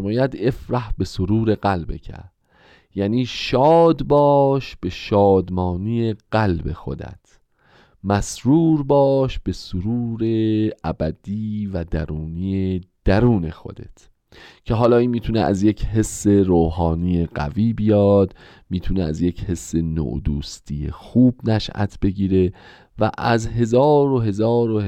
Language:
Persian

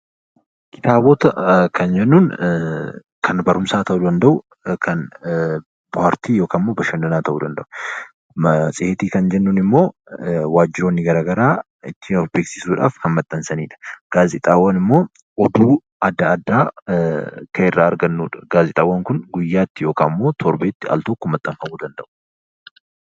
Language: Oromo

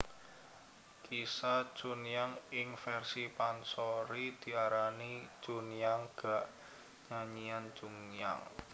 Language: Javanese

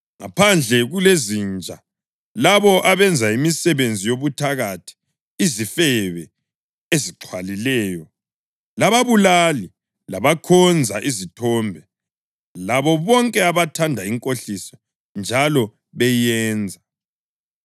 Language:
North Ndebele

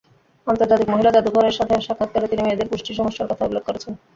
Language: Bangla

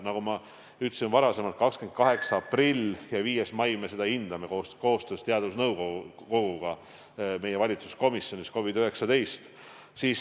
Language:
Estonian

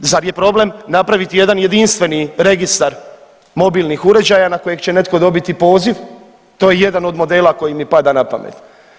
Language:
Croatian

